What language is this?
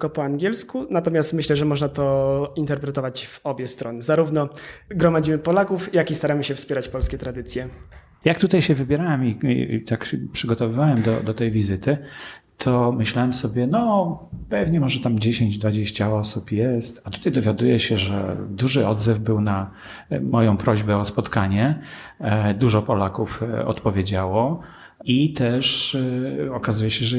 Polish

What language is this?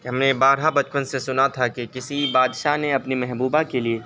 Urdu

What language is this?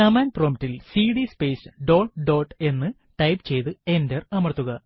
Malayalam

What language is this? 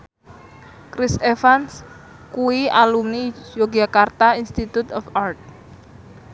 Javanese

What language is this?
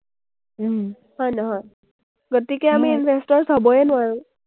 Assamese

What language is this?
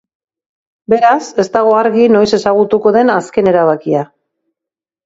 Basque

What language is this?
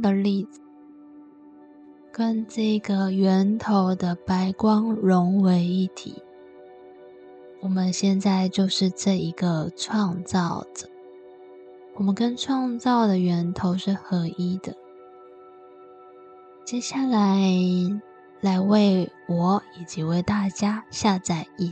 Chinese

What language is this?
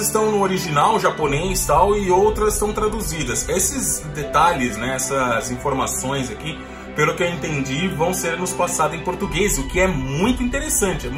Portuguese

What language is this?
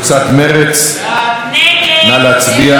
Hebrew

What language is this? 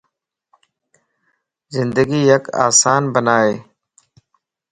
Lasi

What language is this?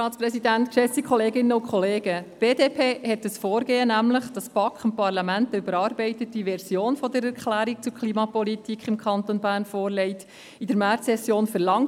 Swiss German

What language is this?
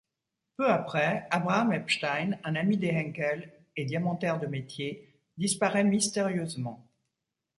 French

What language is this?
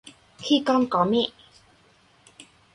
Vietnamese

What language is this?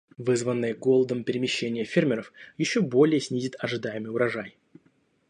Russian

